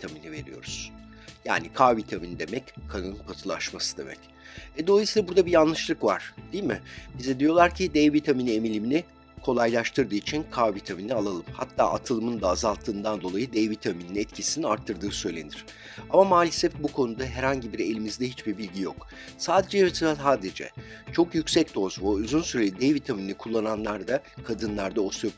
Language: Turkish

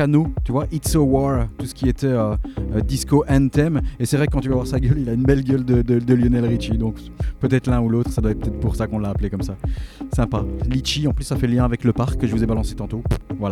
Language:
French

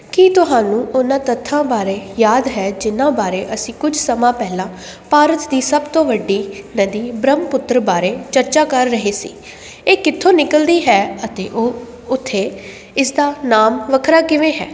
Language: Punjabi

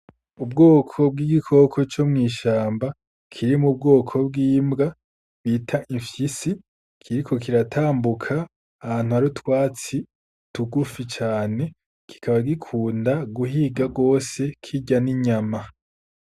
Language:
Rundi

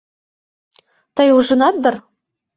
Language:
Mari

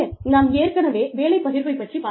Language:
Tamil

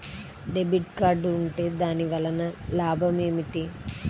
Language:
Telugu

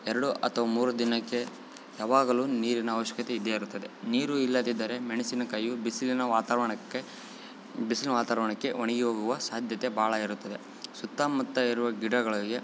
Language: Kannada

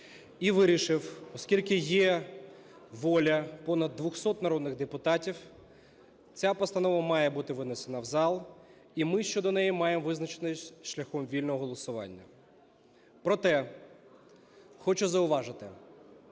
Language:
Ukrainian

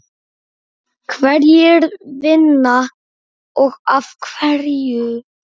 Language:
Icelandic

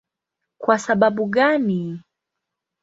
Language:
Swahili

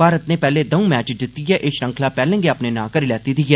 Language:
Dogri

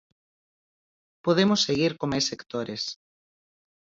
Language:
Galician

